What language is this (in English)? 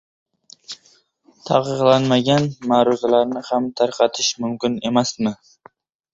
Uzbek